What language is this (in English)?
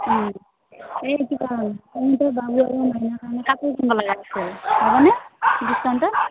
Assamese